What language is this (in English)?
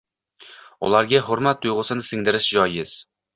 Uzbek